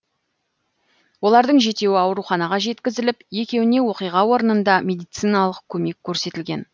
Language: Kazakh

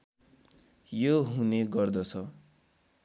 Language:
Nepali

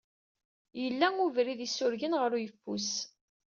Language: Kabyle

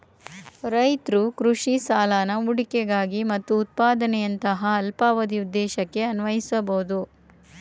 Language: Kannada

